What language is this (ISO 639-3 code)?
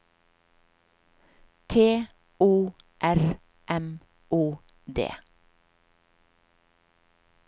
nor